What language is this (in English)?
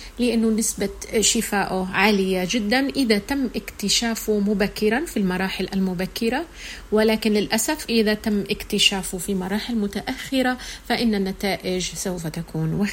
Arabic